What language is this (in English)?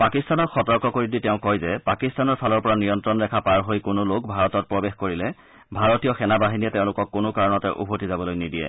Assamese